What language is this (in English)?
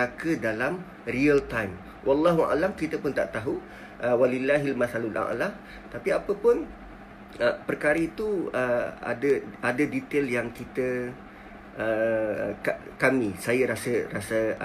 Malay